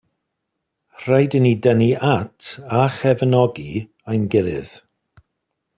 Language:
Welsh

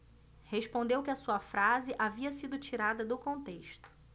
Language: Portuguese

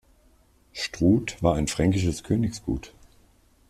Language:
German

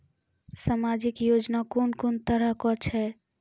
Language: Maithili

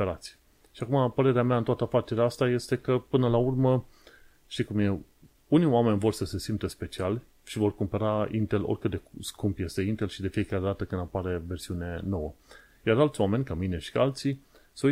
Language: Romanian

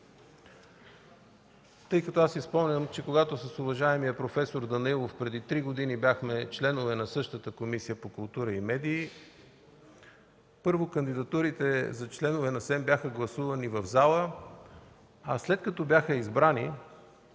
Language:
Bulgarian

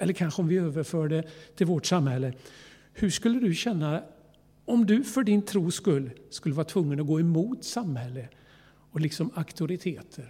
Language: Swedish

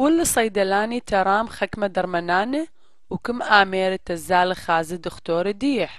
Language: Arabic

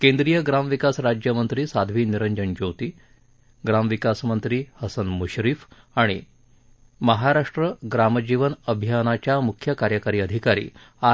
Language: Marathi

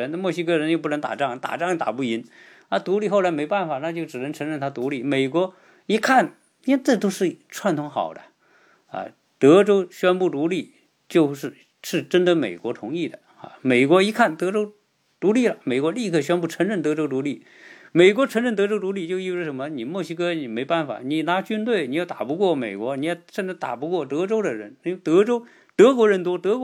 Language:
Chinese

